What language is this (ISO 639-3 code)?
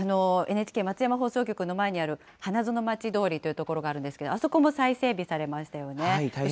jpn